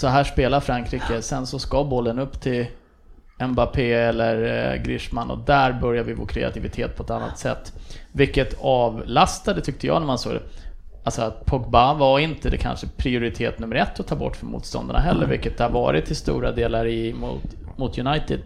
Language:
Swedish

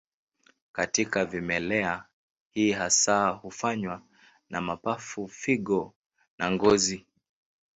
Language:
Swahili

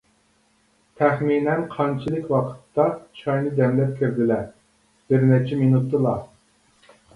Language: Uyghur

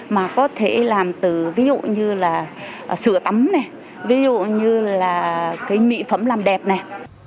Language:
Vietnamese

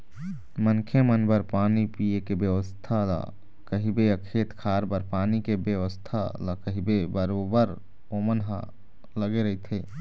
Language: Chhattisgarhi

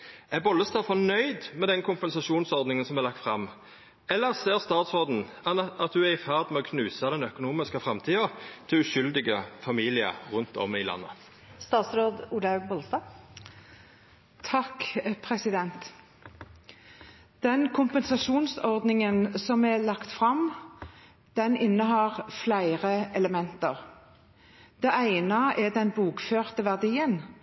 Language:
Norwegian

